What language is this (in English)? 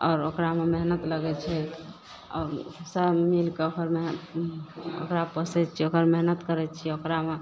Maithili